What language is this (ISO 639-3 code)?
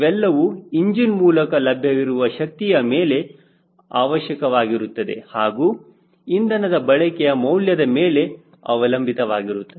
kan